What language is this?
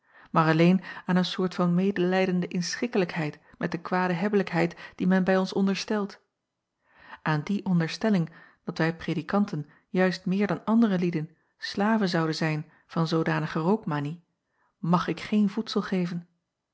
Dutch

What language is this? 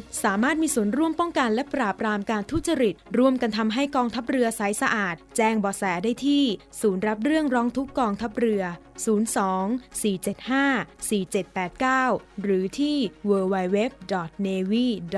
Thai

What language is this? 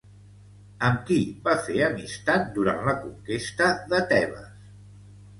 Catalan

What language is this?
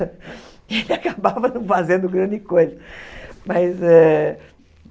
Portuguese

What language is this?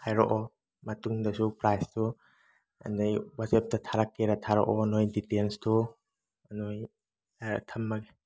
Manipuri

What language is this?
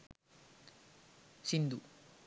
Sinhala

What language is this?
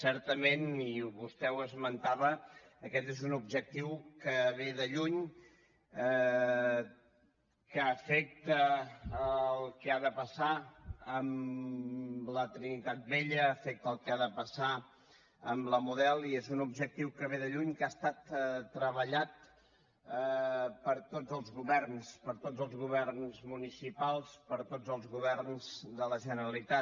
Catalan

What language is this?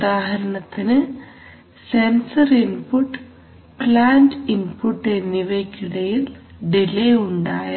Malayalam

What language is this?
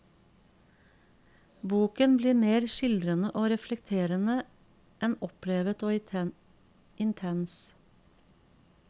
Norwegian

